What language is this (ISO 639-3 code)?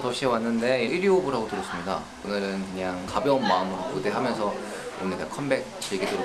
kor